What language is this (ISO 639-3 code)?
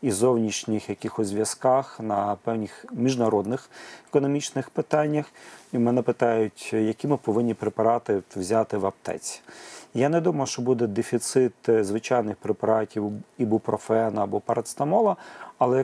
ukr